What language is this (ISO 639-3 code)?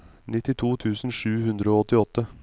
nor